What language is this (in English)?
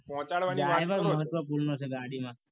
Gujarati